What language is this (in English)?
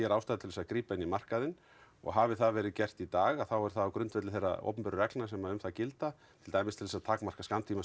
Icelandic